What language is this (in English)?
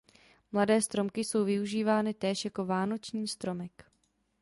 Czech